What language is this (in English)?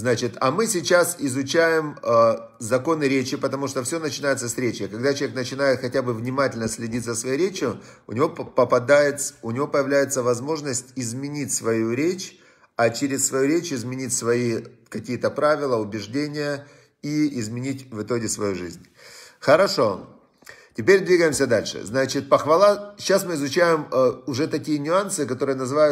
Russian